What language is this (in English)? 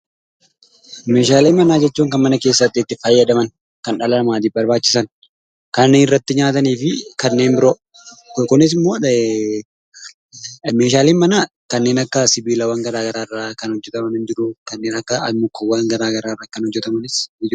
Oromo